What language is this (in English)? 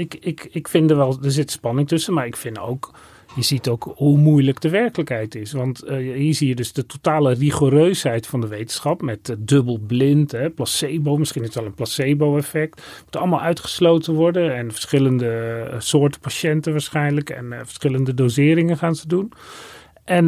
Dutch